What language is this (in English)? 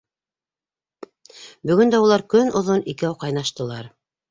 Bashkir